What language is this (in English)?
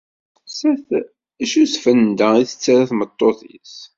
Kabyle